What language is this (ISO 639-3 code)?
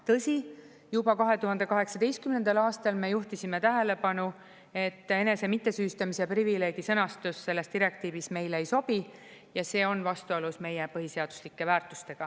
est